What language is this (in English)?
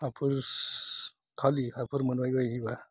Bodo